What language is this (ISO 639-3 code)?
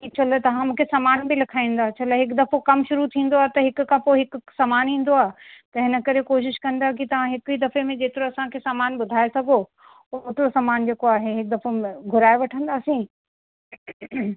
snd